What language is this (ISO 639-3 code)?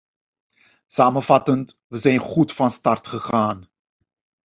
nld